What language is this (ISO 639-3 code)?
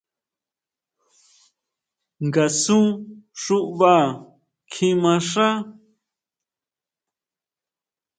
mau